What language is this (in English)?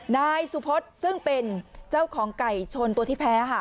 Thai